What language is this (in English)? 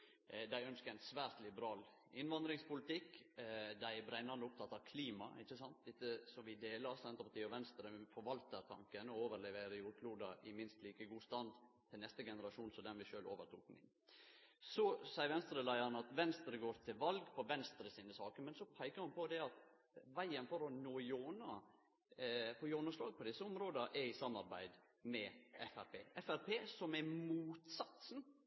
Norwegian Nynorsk